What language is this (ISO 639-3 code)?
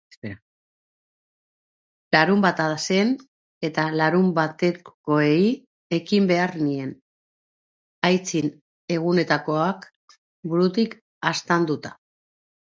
eus